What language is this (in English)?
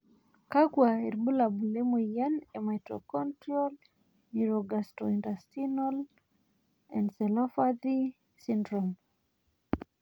Masai